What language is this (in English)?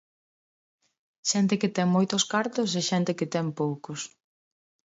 Galician